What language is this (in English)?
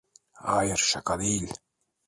Turkish